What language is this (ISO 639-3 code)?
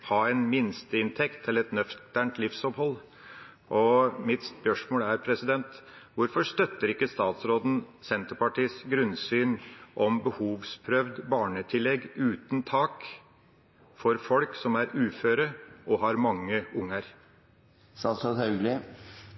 nob